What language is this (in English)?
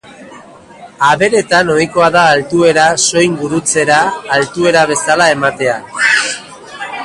Basque